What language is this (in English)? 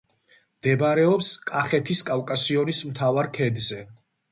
Georgian